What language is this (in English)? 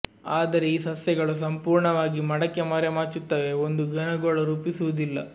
Kannada